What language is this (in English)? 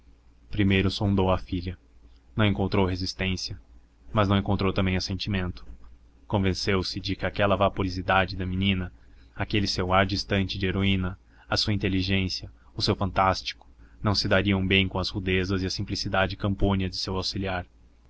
Portuguese